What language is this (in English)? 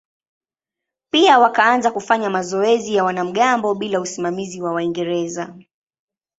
Swahili